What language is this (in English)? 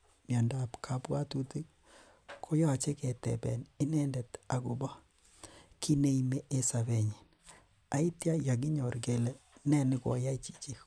Kalenjin